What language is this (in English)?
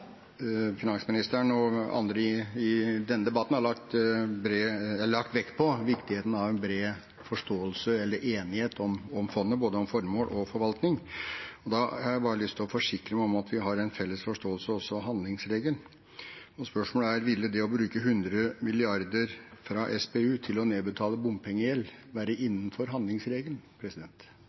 Norwegian Bokmål